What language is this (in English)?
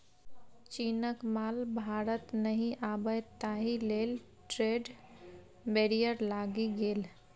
Maithili